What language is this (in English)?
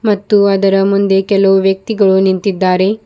Kannada